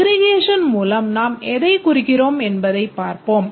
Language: Tamil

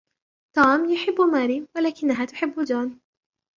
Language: Arabic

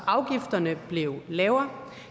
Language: Danish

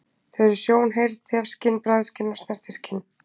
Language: Icelandic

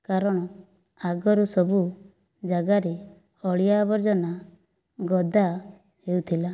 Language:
Odia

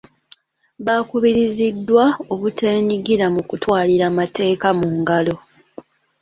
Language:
Ganda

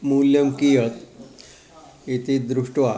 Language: Sanskrit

